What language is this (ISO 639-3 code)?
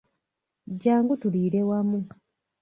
lug